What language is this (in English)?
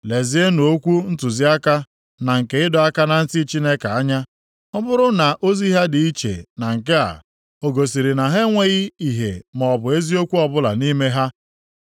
Igbo